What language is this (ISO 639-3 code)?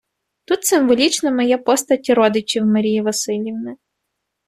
ukr